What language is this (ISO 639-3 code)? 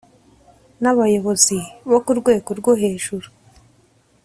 kin